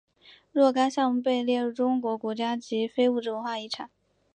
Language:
Chinese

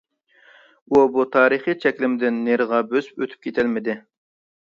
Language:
Uyghur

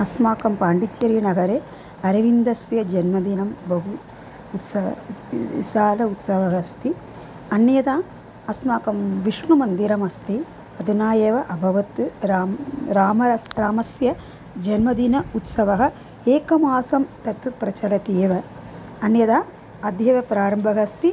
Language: Sanskrit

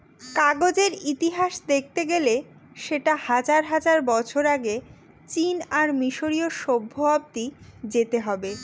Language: Bangla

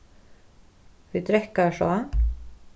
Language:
Faroese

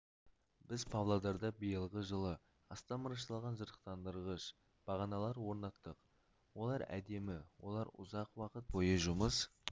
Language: Kazakh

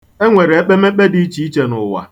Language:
Igbo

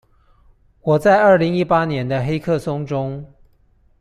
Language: Chinese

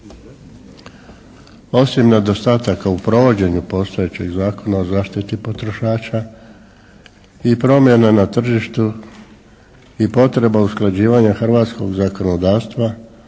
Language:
Croatian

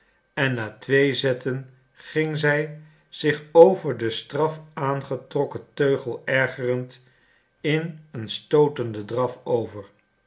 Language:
Dutch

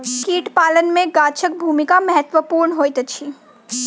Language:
Maithili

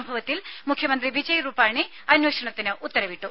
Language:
Malayalam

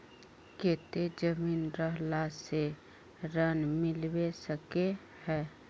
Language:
Magahi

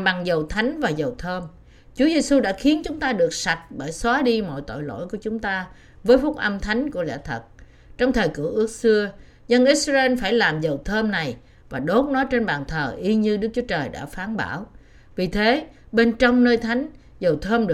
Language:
Vietnamese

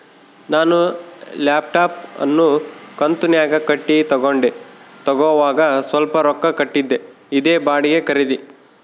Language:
Kannada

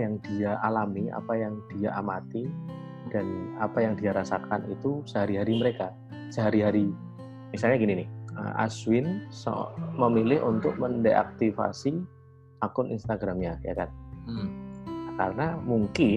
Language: Indonesian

